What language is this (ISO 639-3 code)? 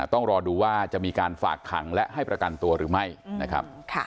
tha